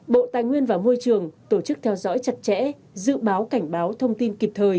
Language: Vietnamese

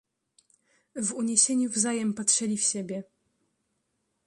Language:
Polish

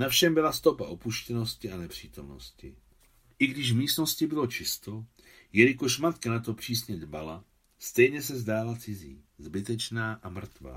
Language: Czech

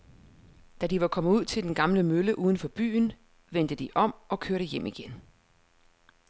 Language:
Danish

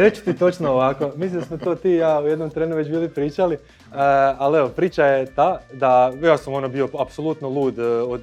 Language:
Croatian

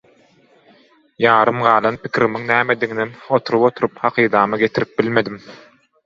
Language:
Turkmen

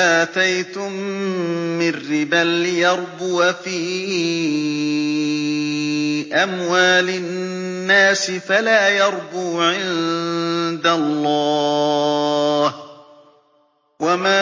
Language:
Arabic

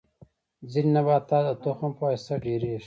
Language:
Pashto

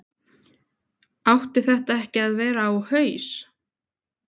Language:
Icelandic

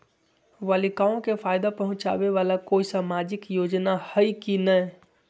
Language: Magahi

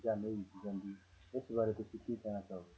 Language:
Punjabi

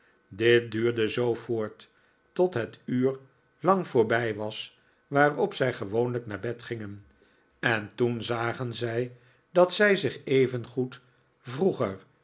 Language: Dutch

